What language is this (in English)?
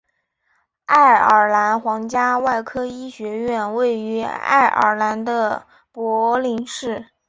Chinese